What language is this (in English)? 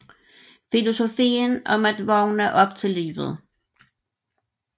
Danish